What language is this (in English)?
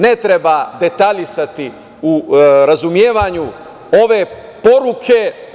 Serbian